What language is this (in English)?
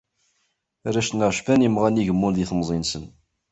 Kabyle